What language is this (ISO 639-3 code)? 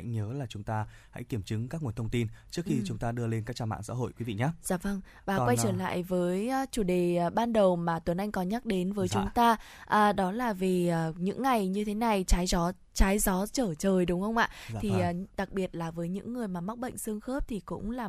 vie